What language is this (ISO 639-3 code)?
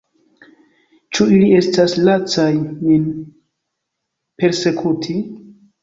epo